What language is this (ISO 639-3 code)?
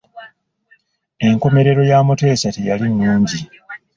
lug